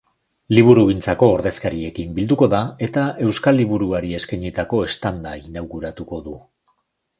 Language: Basque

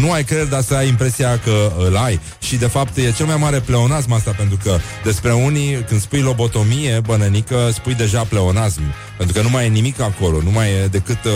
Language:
Romanian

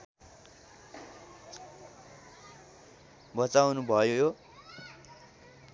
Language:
Nepali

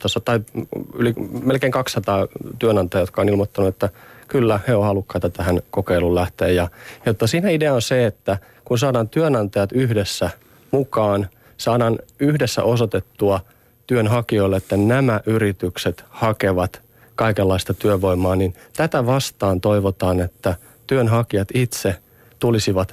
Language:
Finnish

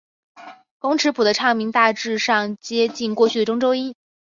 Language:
Chinese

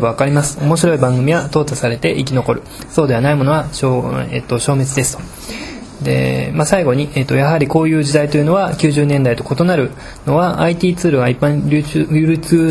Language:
Japanese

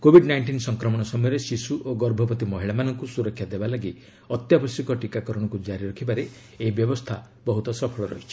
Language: Odia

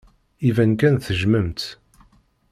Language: Kabyle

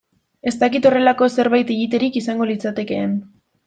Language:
Basque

